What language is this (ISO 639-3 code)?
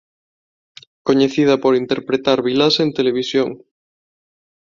glg